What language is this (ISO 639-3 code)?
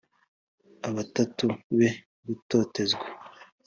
kin